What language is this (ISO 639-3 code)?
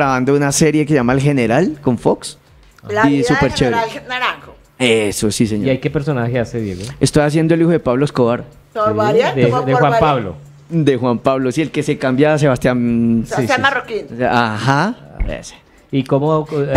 spa